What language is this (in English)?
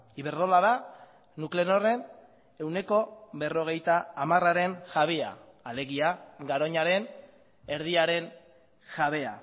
Basque